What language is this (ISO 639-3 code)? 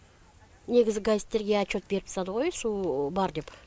kaz